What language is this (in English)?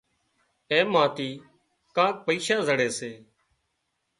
Wadiyara Koli